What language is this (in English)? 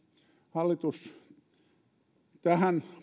Finnish